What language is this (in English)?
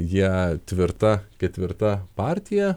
Lithuanian